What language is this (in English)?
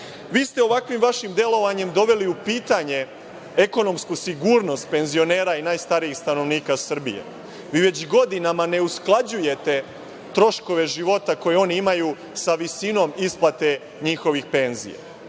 Serbian